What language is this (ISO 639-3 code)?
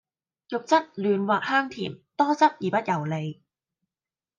yue